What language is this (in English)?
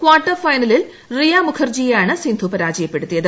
Malayalam